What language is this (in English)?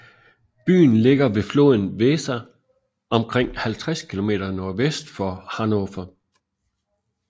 Danish